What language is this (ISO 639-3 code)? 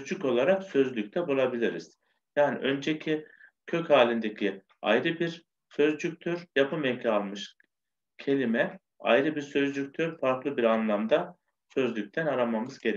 tur